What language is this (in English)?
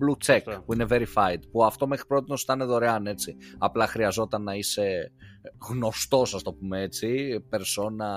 Greek